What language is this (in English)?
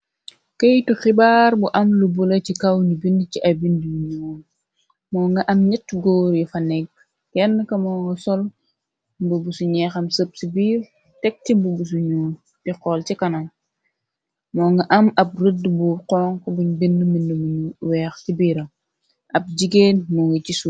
Wolof